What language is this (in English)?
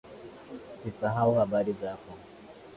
Swahili